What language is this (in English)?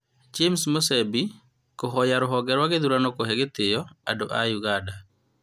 Kikuyu